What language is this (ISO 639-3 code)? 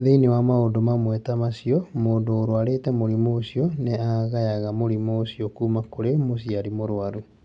kik